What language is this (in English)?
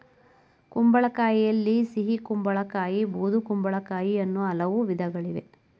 Kannada